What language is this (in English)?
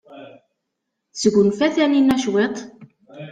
Kabyle